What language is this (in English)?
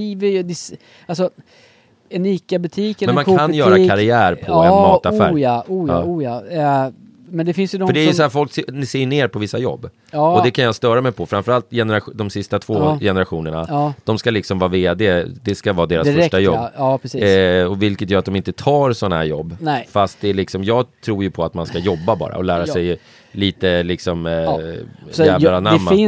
Swedish